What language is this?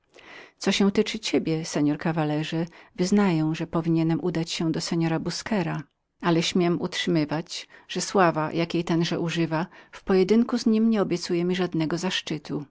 Polish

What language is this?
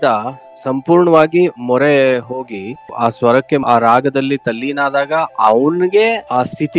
Kannada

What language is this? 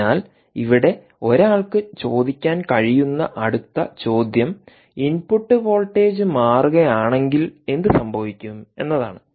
Malayalam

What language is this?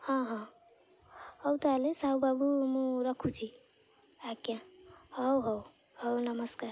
Odia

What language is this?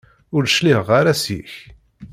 Kabyle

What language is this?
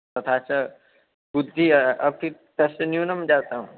Sanskrit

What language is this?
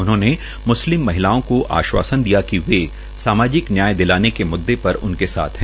Hindi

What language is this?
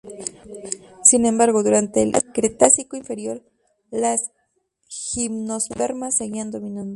Spanish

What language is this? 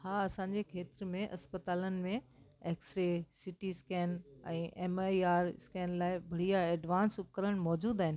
Sindhi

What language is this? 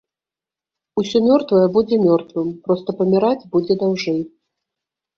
Belarusian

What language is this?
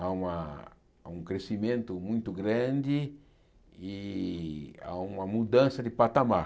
Portuguese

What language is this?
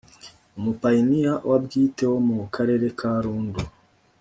Kinyarwanda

